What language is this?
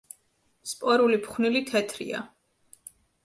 Georgian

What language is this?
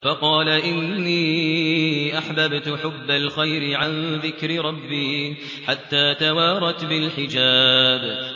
Arabic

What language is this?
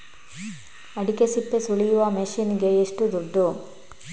Kannada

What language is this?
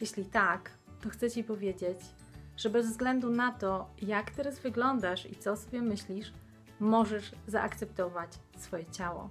Polish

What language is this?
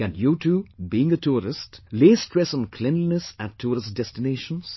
English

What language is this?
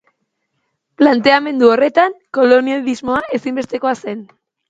Basque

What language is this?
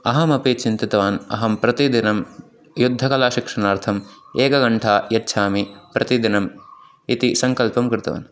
Sanskrit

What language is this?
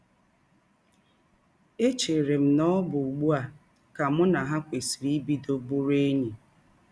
Igbo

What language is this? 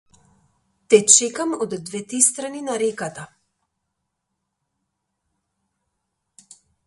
Macedonian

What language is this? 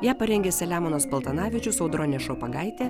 Lithuanian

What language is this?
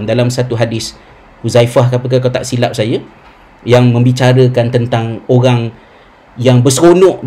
Malay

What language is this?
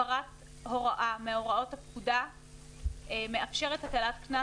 Hebrew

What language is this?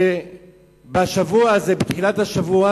Hebrew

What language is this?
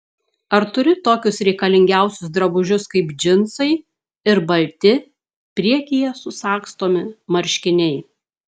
Lithuanian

